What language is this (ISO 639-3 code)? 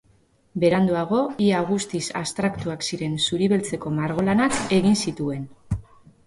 eus